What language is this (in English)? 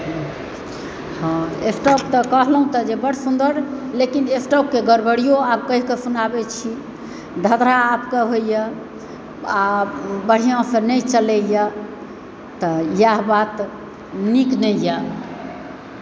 Maithili